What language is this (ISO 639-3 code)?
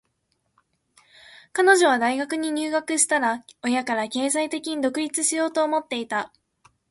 jpn